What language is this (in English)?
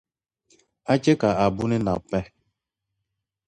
Dagbani